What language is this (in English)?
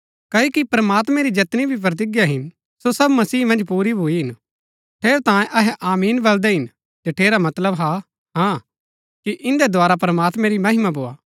Gaddi